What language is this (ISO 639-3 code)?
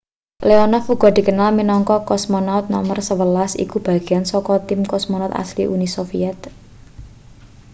jav